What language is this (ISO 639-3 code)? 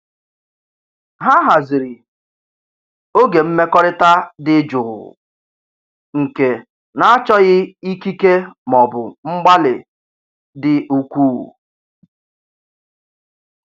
ibo